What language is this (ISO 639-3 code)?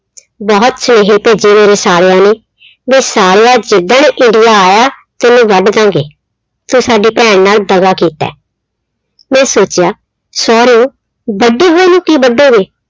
pan